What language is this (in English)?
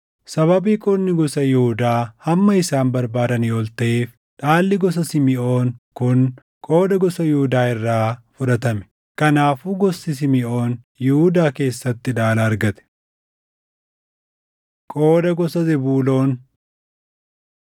Oromo